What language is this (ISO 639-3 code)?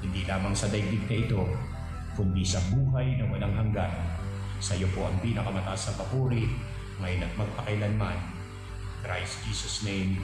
fil